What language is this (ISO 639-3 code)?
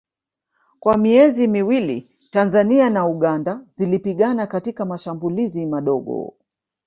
swa